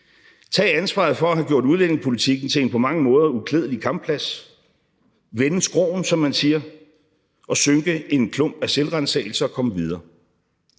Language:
Danish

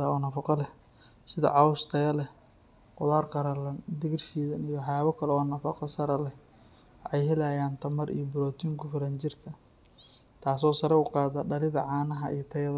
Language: Somali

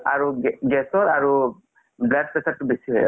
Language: Assamese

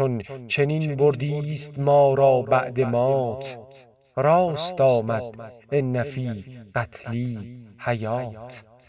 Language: Persian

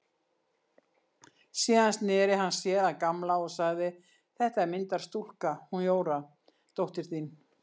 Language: Icelandic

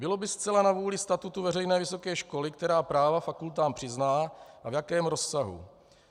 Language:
Czech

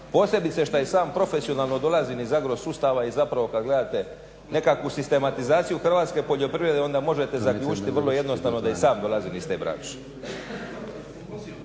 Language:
Croatian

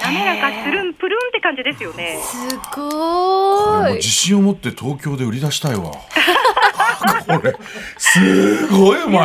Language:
Japanese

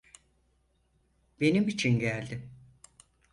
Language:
Turkish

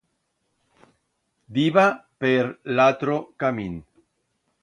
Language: Aragonese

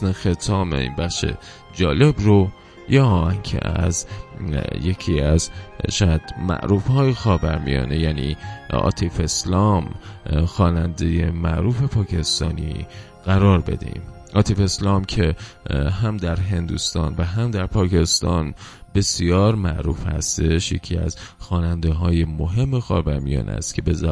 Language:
Persian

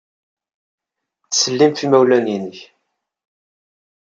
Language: Kabyle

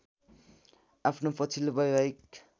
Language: Nepali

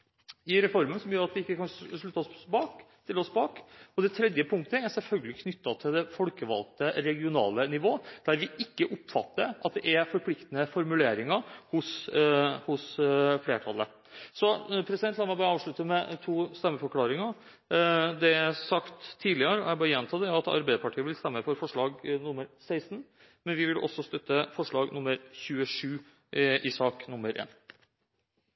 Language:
Norwegian Bokmål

